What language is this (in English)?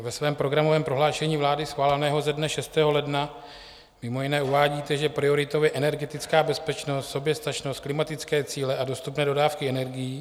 Czech